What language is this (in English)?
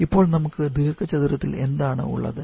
Malayalam